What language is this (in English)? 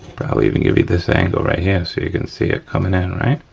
English